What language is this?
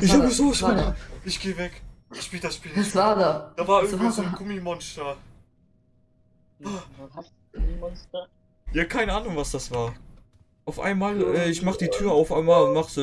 German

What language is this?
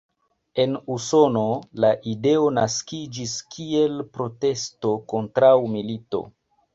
Esperanto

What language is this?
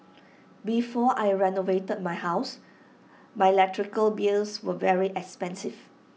English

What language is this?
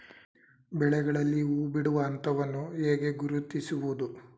Kannada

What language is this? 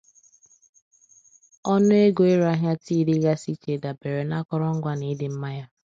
Igbo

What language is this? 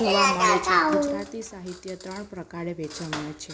Gujarati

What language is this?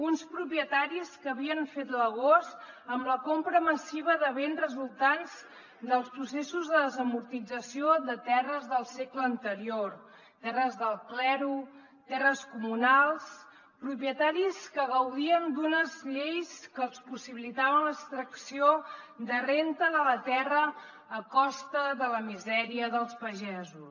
Catalan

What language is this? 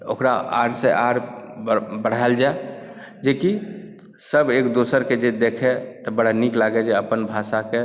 Maithili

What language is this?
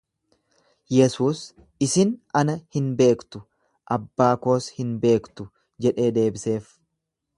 Oromo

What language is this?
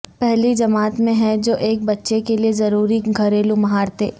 Urdu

